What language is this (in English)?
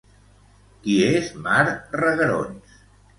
Catalan